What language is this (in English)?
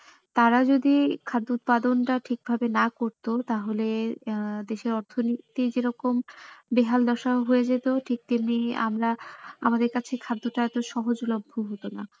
Bangla